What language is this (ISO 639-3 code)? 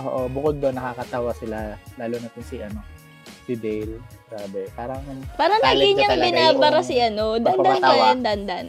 fil